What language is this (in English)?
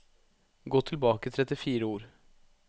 Norwegian